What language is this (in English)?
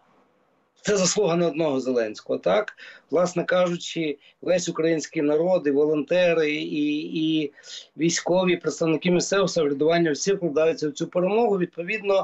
Ukrainian